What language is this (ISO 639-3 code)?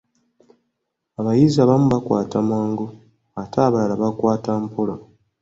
lug